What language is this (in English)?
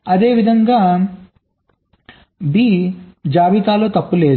Telugu